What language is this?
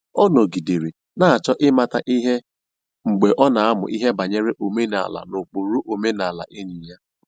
Igbo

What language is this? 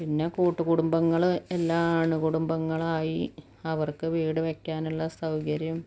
Malayalam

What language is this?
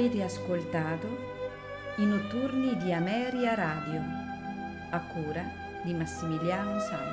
Italian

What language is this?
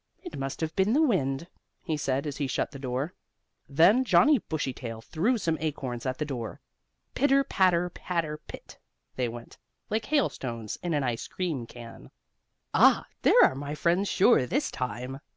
English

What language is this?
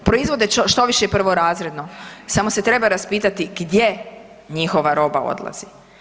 Croatian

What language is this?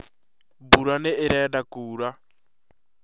Kikuyu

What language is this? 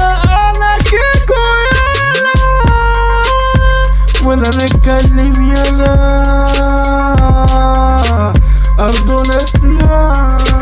Turkish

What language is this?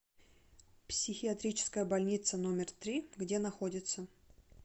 Russian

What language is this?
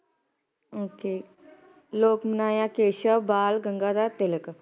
Punjabi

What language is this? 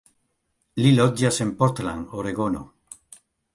Esperanto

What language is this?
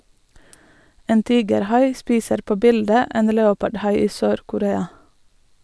Norwegian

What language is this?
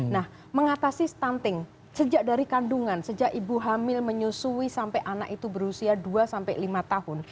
Indonesian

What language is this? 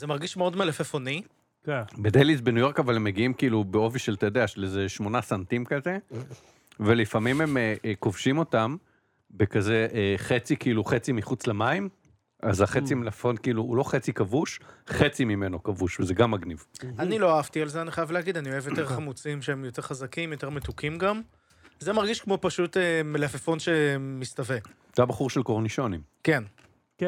Hebrew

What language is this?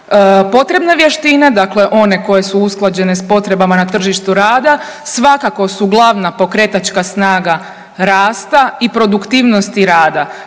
Croatian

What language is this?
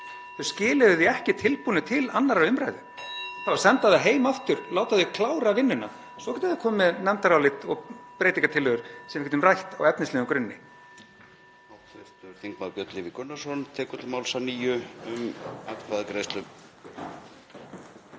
Icelandic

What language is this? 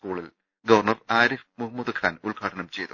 Malayalam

